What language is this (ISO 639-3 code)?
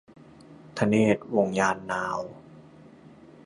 tha